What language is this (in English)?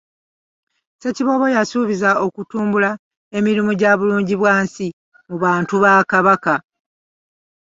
Ganda